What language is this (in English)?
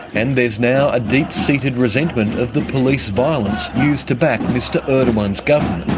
English